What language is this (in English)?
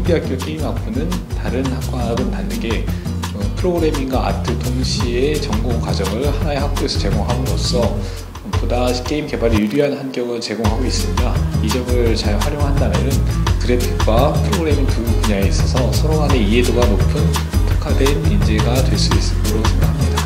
Korean